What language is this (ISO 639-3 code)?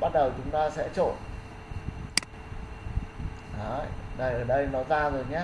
vie